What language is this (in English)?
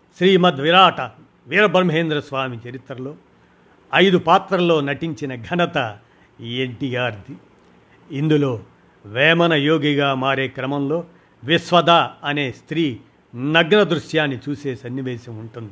Telugu